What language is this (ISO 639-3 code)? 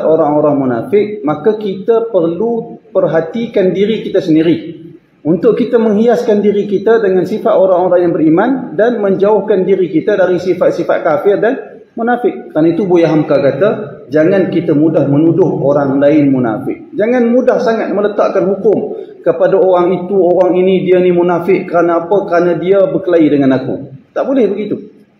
msa